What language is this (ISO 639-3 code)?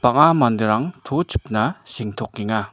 grt